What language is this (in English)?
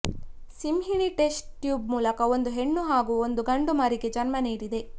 Kannada